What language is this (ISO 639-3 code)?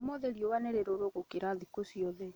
kik